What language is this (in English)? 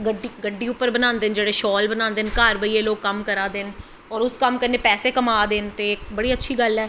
Dogri